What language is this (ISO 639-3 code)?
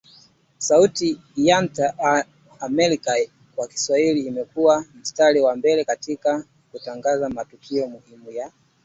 swa